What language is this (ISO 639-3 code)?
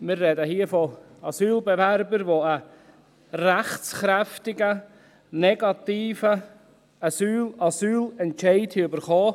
gsw